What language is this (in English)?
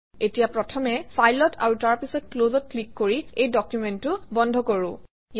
Assamese